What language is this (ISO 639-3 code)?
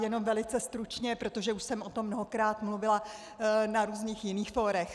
ces